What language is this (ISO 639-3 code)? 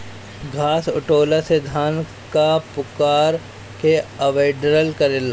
bho